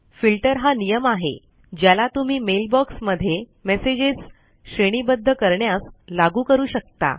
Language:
Marathi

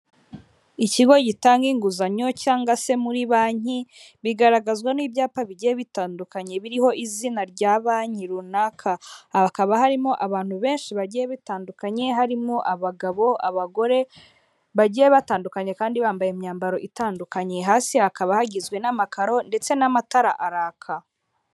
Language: Kinyarwanda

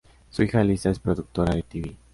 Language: Spanish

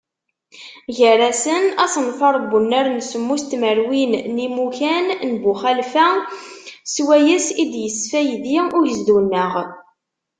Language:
Kabyle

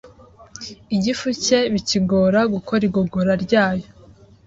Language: Kinyarwanda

